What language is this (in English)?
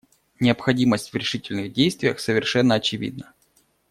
Russian